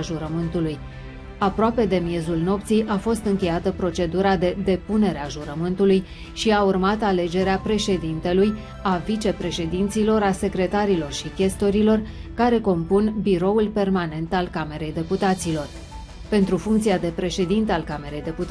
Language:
Romanian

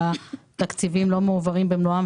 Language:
Hebrew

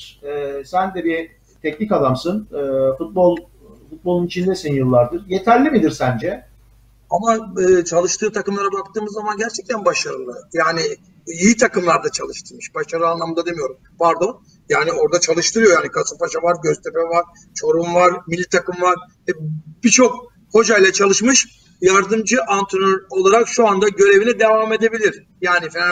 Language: Turkish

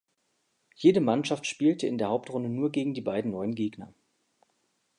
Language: German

